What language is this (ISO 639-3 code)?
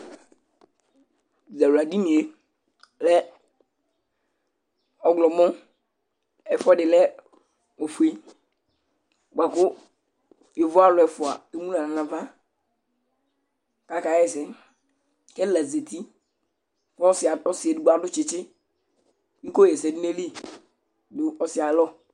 kpo